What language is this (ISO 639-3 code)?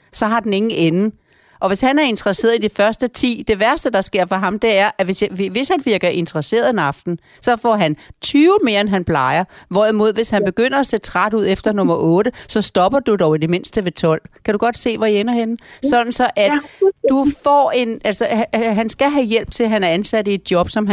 dan